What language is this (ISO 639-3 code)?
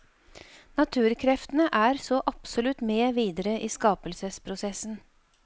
nor